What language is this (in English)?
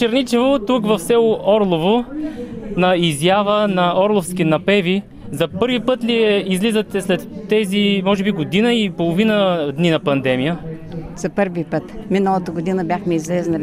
Bulgarian